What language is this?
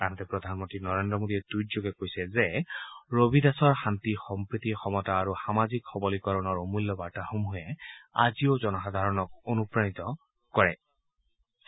Assamese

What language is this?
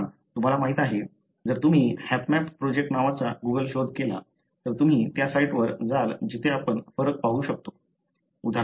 Marathi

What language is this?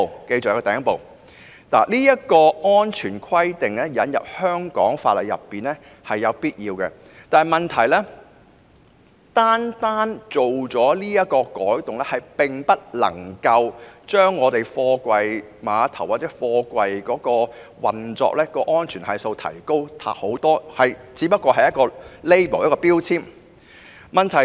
Cantonese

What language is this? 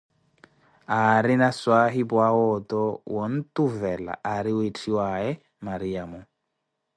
Koti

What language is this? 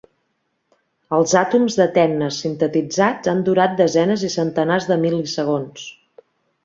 Catalan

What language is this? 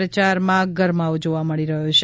Gujarati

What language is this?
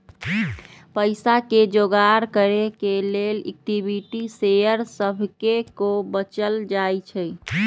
Magahi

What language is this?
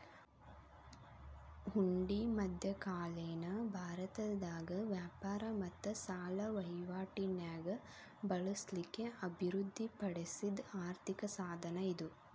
Kannada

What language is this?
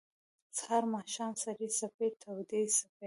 Pashto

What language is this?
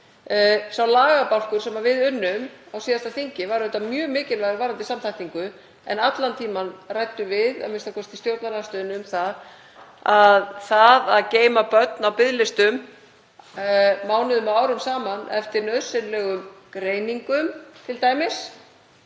Icelandic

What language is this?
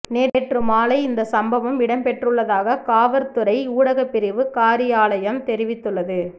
Tamil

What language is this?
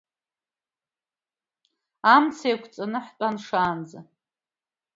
Abkhazian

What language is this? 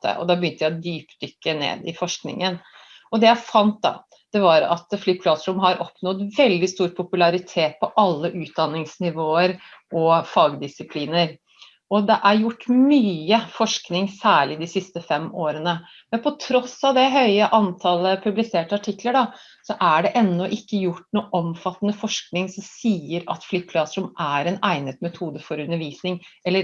Norwegian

